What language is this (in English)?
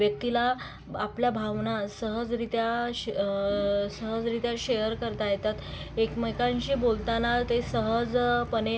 Marathi